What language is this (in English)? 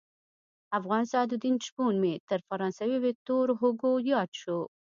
Pashto